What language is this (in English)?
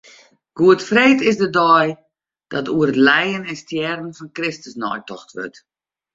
Western Frisian